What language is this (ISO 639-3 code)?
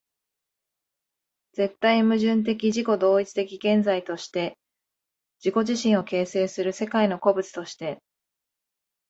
jpn